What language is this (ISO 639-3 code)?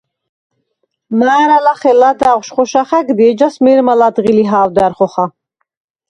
sva